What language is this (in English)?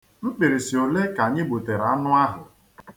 Igbo